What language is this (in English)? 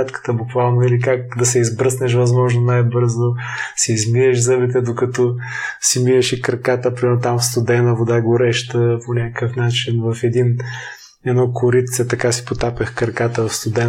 Bulgarian